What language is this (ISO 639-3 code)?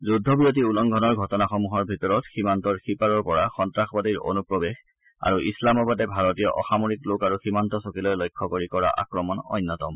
asm